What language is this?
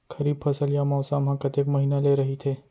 Chhattisgarhi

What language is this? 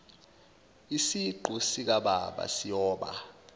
Zulu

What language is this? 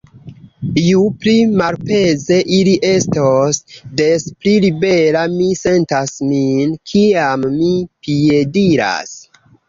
Esperanto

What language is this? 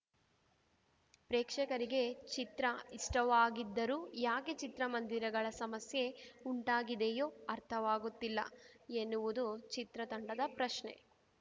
Kannada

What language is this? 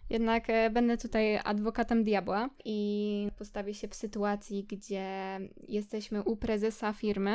Polish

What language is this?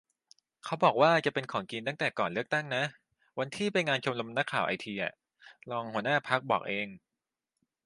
Thai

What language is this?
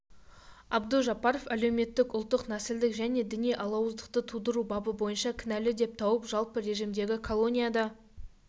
Kazakh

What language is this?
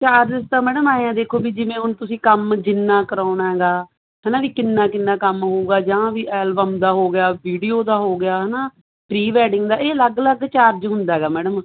Punjabi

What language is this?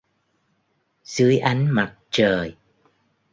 Vietnamese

